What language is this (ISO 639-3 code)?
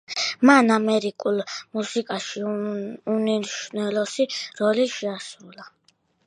kat